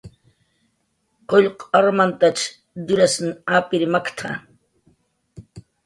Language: Jaqaru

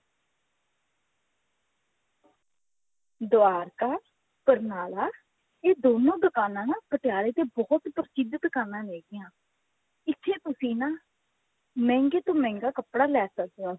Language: Punjabi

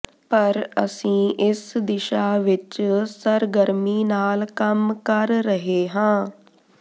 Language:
Punjabi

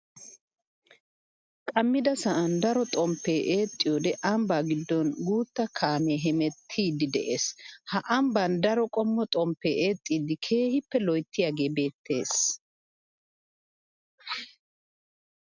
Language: Wolaytta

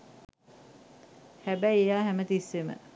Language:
Sinhala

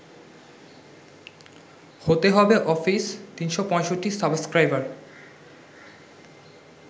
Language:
Bangla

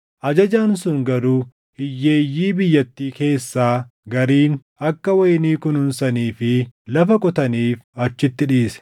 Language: Oromo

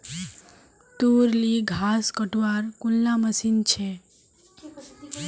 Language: Magahi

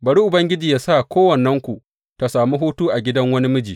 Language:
Hausa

